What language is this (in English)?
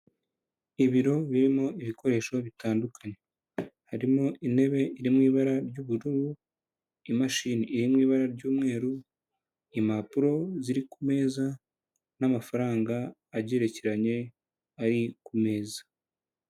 Kinyarwanda